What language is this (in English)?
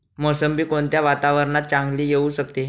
Marathi